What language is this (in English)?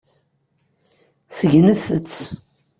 Kabyle